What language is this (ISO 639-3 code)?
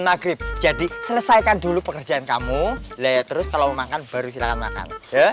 ind